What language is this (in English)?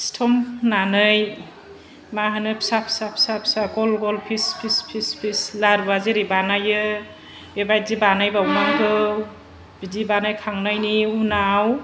Bodo